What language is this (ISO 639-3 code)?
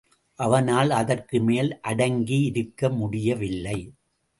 tam